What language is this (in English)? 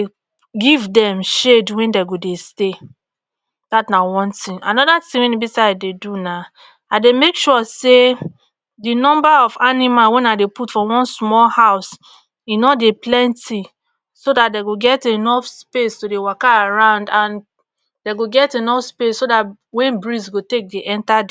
Nigerian Pidgin